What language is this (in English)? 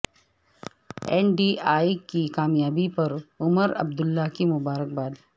Urdu